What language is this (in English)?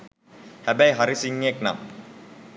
Sinhala